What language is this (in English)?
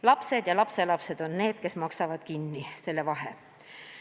Estonian